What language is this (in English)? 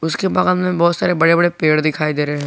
Hindi